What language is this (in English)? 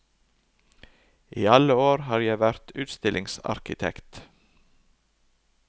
Norwegian